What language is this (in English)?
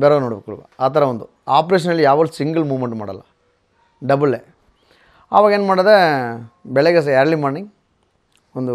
Kannada